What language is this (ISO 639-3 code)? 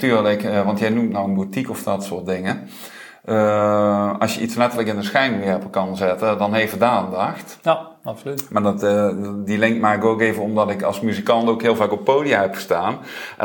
nld